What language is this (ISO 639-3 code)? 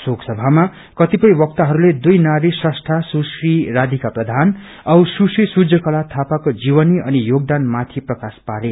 nep